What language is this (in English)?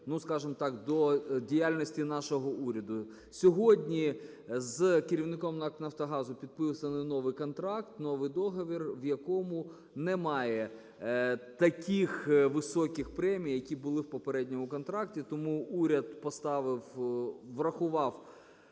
Ukrainian